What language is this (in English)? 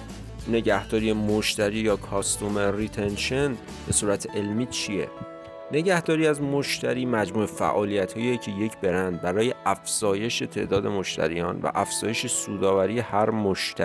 Persian